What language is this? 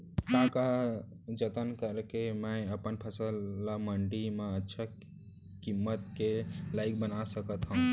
Chhattisgarhi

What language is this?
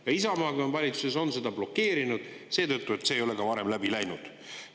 Estonian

